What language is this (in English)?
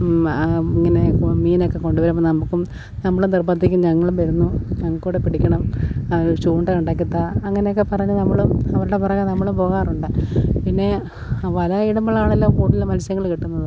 Malayalam